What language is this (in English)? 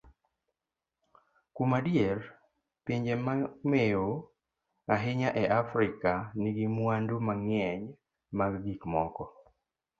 Luo (Kenya and Tanzania)